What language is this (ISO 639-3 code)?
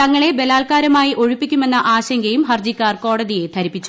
mal